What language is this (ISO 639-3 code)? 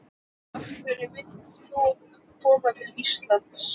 isl